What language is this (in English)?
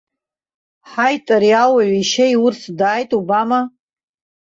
Abkhazian